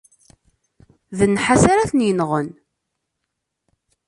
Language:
Kabyle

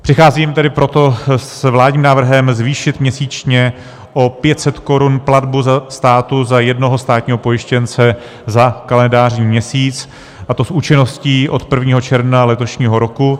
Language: Czech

